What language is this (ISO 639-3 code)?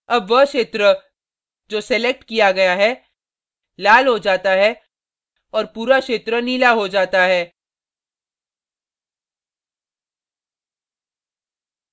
hin